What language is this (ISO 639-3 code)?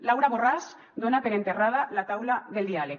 cat